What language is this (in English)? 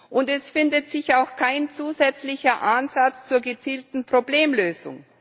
German